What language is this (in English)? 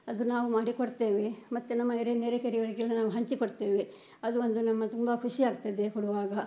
Kannada